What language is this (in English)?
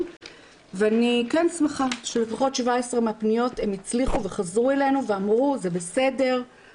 Hebrew